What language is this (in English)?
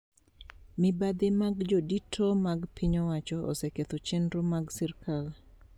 Luo (Kenya and Tanzania)